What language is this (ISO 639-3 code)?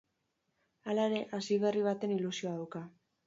eus